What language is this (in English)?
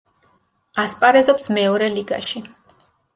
Georgian